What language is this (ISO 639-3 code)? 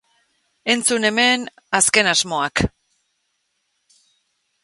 eus